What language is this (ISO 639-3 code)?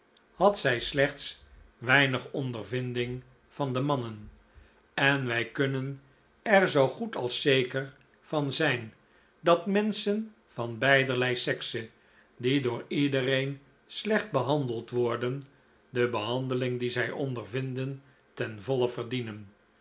nld